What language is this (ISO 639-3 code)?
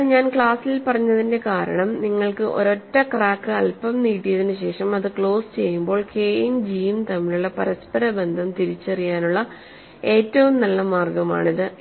mal